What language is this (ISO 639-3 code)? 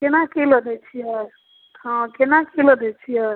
mai